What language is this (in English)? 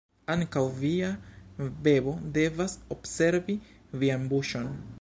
Esperanto